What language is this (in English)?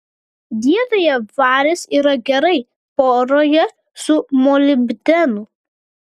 Lithuanian